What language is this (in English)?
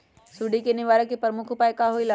Magahi